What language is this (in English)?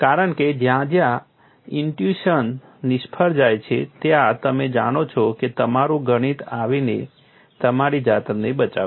Gujarati